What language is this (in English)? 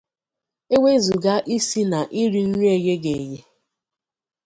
Igbo